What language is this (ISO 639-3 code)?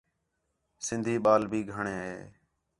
xhe